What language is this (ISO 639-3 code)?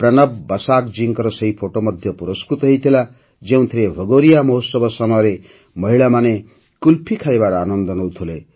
ori